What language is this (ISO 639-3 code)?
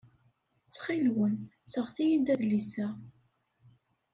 kab